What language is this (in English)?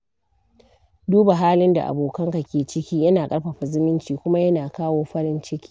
Hausa